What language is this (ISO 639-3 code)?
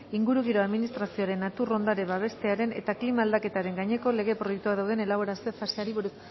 eus